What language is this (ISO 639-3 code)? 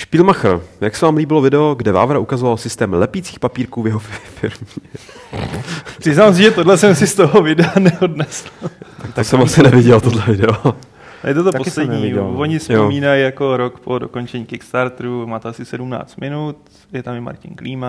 ces